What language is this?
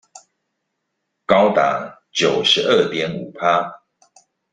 Chinese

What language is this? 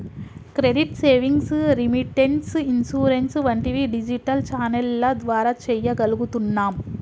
Telugu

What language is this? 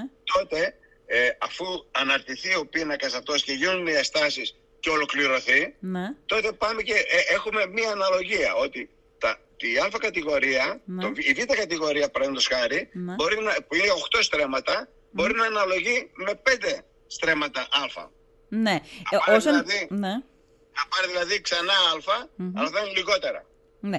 Greek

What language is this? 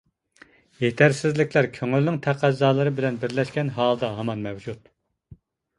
Uyghur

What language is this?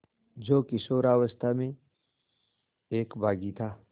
Hindi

